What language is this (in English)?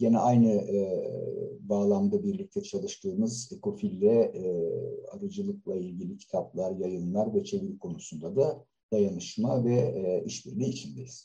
Turkish